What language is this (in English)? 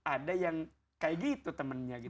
Indonesian